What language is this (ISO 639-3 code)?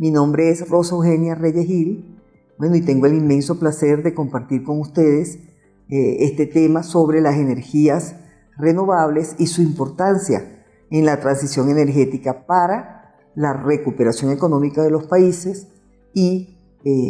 spa